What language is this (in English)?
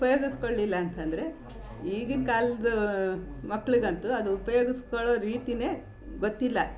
Kannada